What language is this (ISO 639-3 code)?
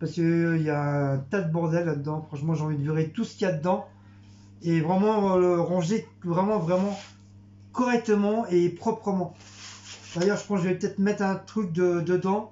fra